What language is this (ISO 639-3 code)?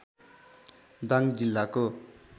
nep